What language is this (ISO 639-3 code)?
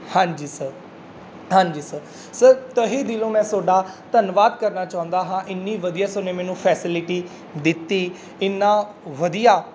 pan